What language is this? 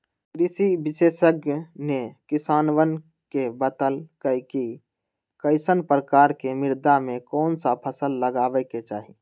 Magahi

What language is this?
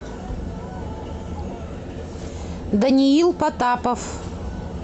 Russian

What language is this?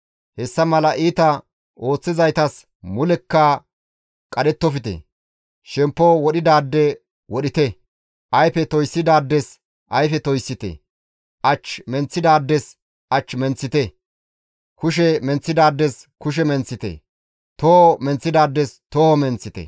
Gamo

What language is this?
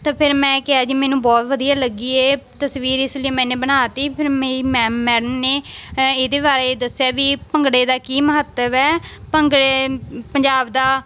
Punjabi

